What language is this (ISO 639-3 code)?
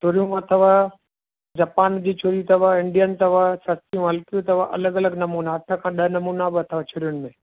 snd